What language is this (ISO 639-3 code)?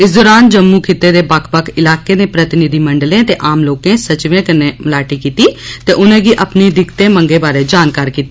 doi